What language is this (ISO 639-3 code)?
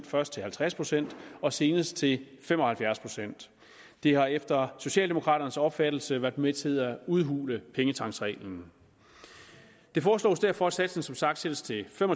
dan